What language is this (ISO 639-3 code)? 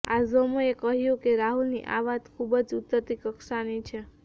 guj